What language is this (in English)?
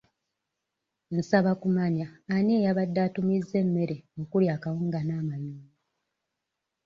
Ganda